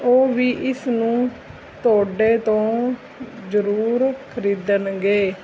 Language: Punjabi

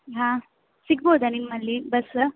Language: Kannada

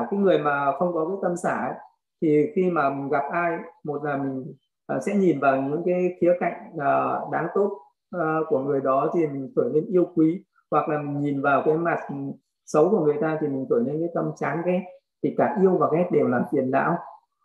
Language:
Vietnamese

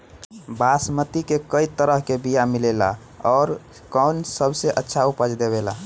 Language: Bhojpuri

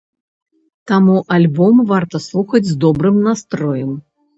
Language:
Belarusian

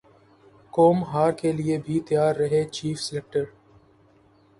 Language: Urdu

